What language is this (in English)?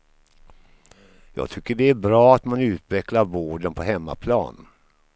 Swedish